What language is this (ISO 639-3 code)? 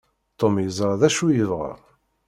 kab